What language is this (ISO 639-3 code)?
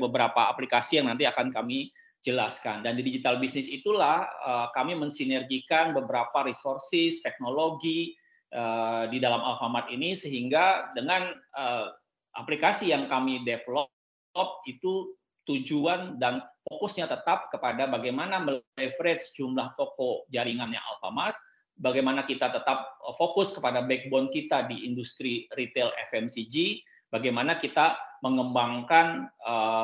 ind